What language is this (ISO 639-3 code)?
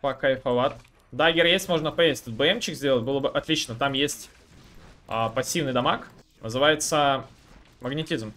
rus